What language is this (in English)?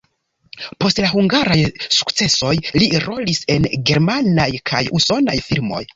Esperanto